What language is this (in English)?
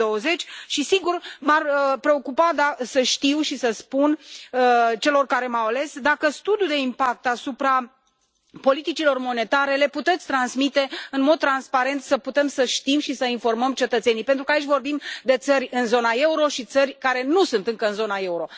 Romanian